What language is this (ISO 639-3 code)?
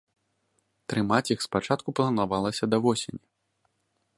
bel